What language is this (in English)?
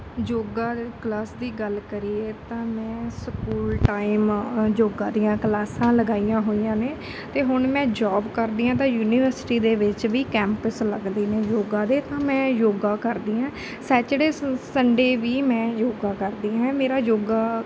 Punjabi